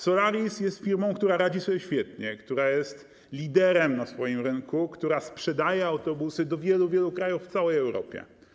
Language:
Polish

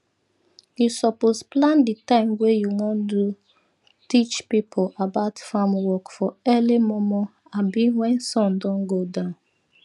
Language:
Nigerian Pidgin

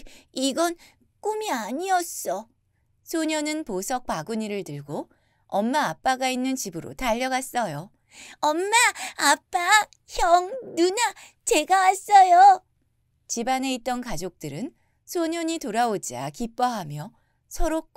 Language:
Korean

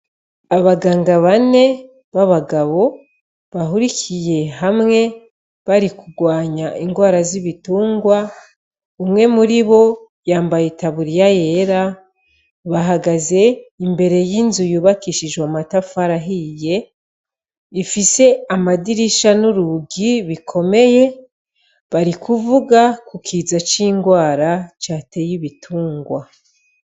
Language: Rundi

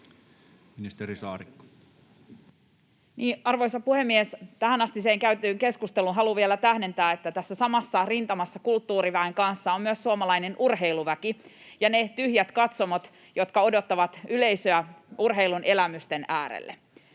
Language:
Finnish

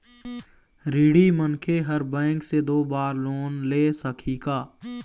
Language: Chhattisgarhi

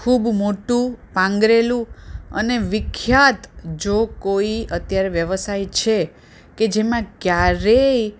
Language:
Gujarati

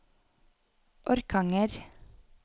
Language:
Norwegian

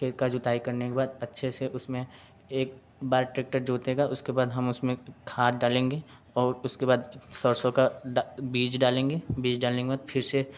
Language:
Hindi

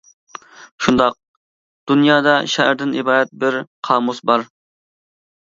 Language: Uyghur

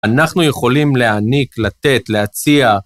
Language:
Hebrew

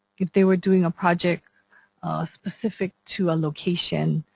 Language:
English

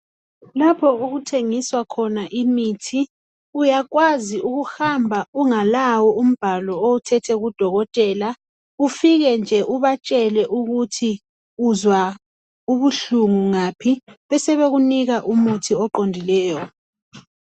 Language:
North Ndebele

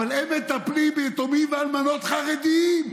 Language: Hebrew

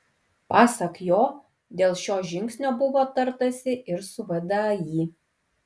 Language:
Lithuanian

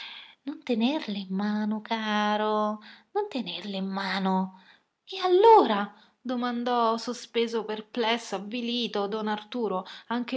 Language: Italian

